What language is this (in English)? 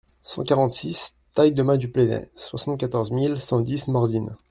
French